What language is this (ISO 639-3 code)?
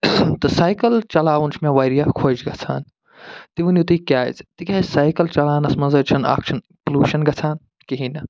kas